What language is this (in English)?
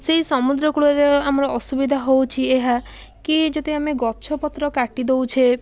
Odia